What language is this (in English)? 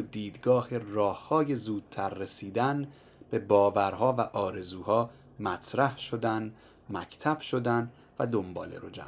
Persian